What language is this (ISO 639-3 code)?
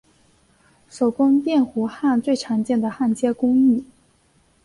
zho